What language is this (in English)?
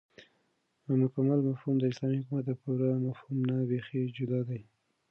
Pashto